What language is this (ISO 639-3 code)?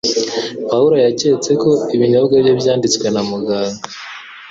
kin